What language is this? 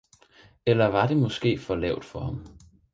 Danish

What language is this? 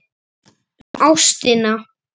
Icelandic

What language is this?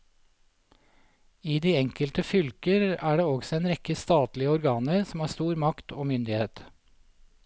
Norwegian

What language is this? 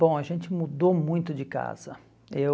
Portuguese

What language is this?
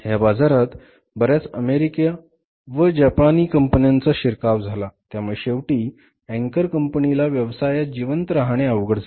Marathi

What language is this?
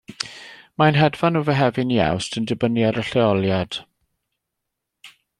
Welsh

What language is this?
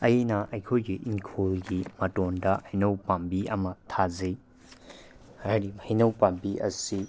Manipuri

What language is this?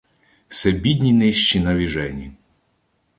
Ukrainian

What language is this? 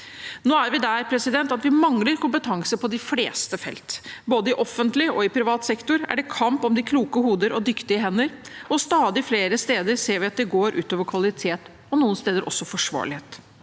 Norwegian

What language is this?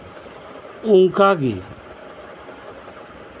Santali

